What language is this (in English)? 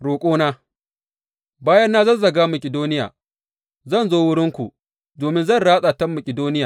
Hausa